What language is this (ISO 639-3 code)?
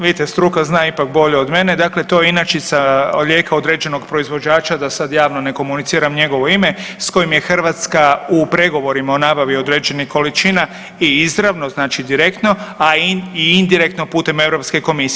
hrv